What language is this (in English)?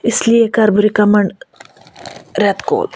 Kashmiri